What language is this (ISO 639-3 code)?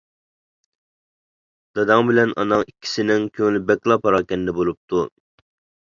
uig